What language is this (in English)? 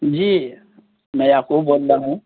Urdu